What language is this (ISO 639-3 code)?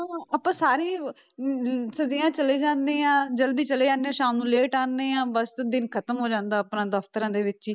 pan